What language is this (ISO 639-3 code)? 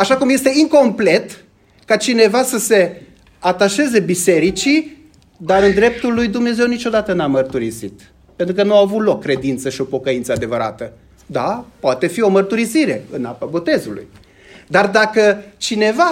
ron